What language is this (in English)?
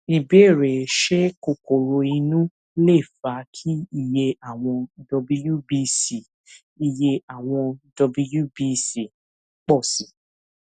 Yoruba